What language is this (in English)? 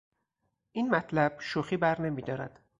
Persian